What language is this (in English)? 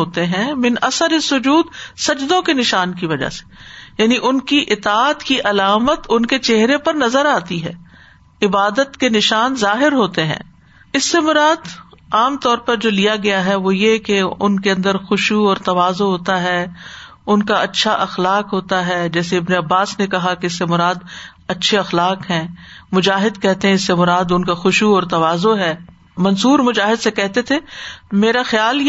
Urdu